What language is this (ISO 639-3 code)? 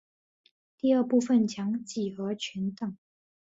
zho